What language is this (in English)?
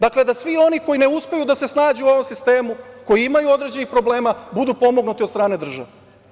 Serbian